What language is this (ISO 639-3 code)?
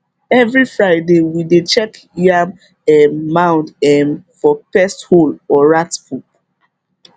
pcm